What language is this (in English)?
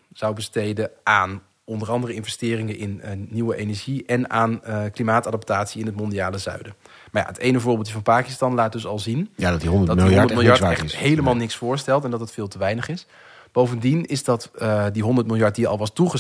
Dutch